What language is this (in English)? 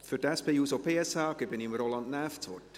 Swiss German